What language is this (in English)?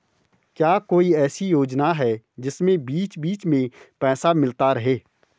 Hindi